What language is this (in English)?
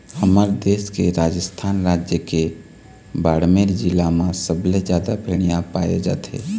Chhattisgarhi